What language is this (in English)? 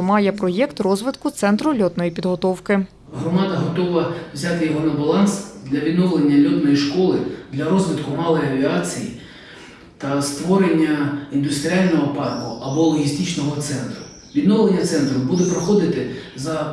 Ukrainian